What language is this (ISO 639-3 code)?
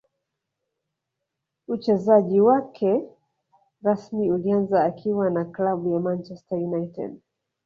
swa